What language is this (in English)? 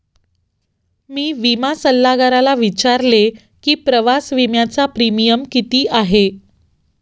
Marathi